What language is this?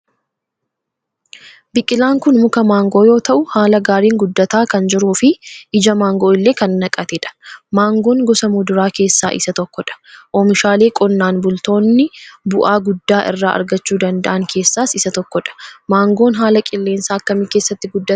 Oromo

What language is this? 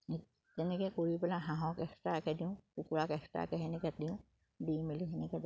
Assamese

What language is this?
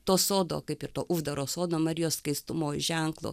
Lithuanian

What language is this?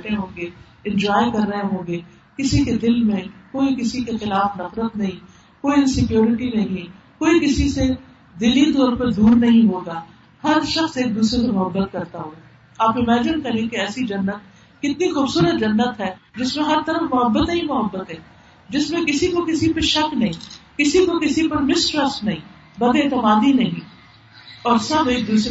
Urdu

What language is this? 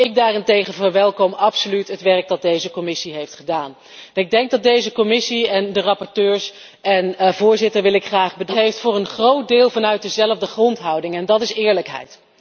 Dutch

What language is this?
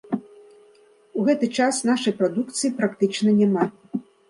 Belarusian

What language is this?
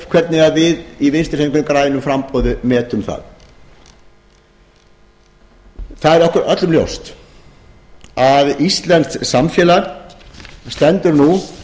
Icelandic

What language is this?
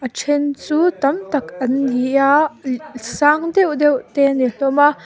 Mizo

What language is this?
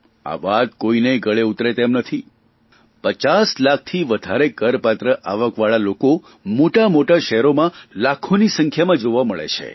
Gujarati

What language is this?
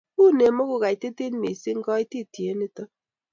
Kalenjin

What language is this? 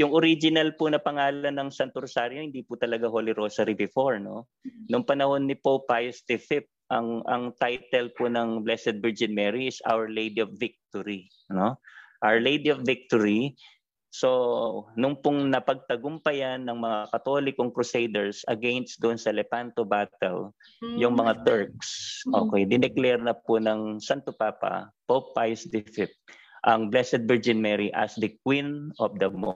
Filipino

